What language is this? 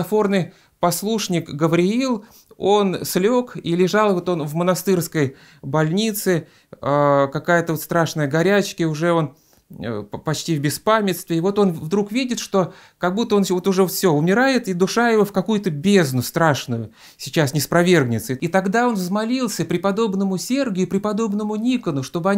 Russian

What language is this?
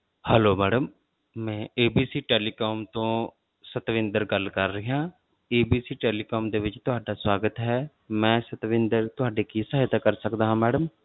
Punjabi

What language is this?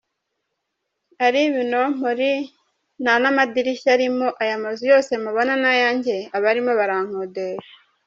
Kinyarwanda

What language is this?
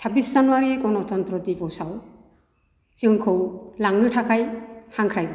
Bodo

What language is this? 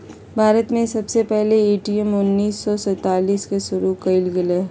Magahi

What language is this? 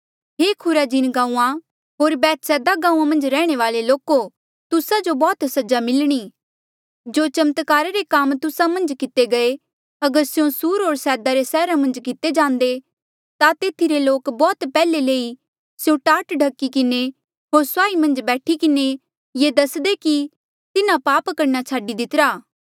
Mandeali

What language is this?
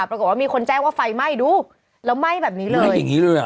Thai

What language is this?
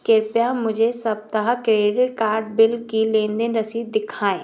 Hindi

